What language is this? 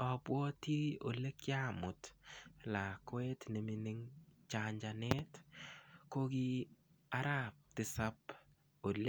Kalenjin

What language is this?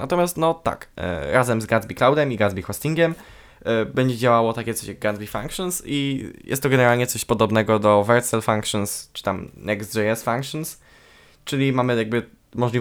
Polish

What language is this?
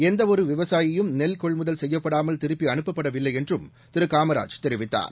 Tamil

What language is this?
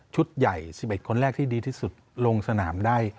Thai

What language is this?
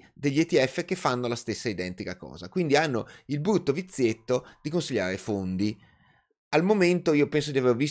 Italian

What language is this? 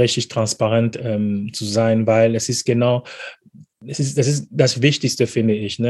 German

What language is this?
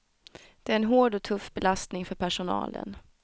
Swedish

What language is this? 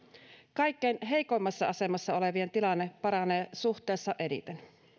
Finnish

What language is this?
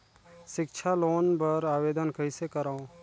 Chhattisgarhi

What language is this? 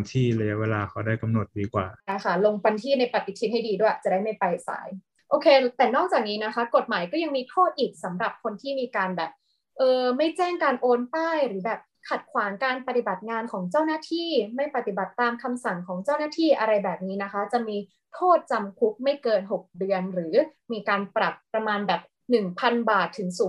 Thai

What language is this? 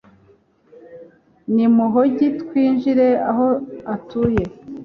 Kinyarwanda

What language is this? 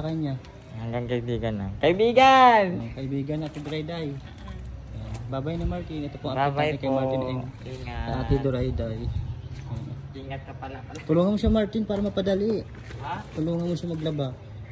Filipino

